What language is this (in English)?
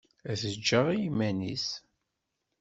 Kabyle